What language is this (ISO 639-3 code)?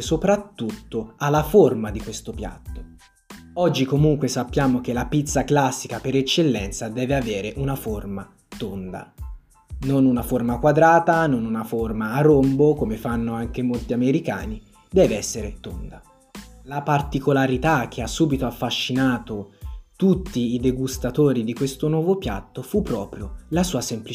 ita